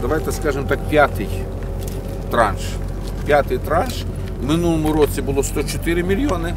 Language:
Ukrainian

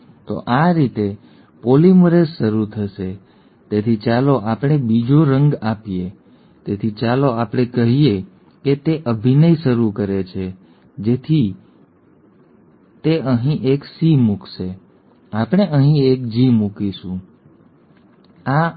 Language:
Gujarati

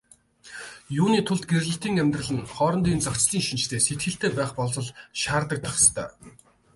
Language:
Mongolian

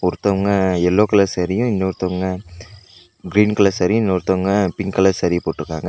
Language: Tamil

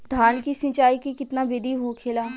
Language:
Bhojpuri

